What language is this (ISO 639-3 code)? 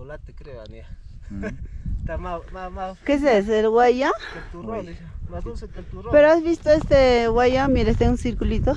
spa